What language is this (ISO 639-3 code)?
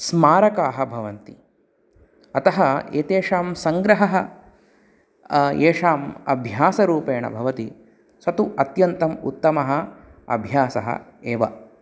san